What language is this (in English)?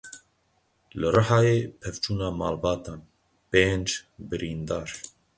Kurdish